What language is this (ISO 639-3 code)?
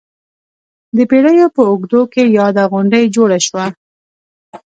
pus